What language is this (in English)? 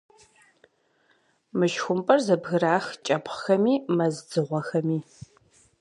Kabardian